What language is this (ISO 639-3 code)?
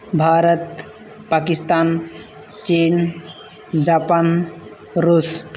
sat